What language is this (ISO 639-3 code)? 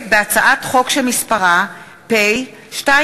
heb